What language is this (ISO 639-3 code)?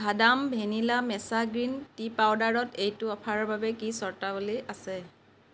asm